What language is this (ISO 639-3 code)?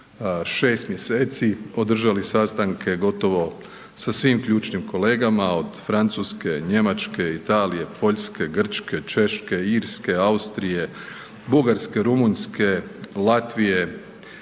hrv